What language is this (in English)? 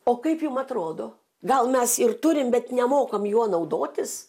Lithuanian